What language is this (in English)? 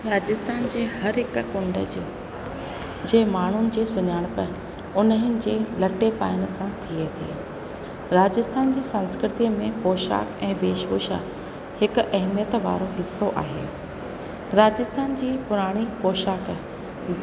Sindhi